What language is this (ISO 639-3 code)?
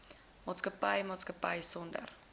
afr